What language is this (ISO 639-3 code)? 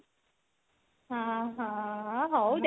ori